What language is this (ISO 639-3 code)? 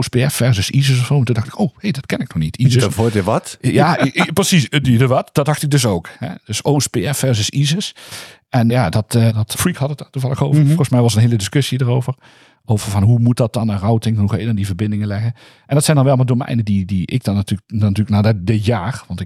nld